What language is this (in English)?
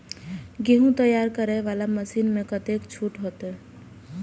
Maithili